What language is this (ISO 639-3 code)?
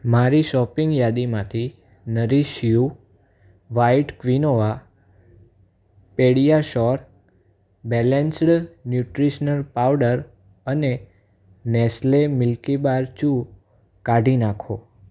guj